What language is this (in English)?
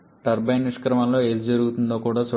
Telugu